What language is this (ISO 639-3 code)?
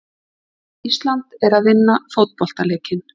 isl